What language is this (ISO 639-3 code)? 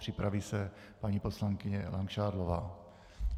ces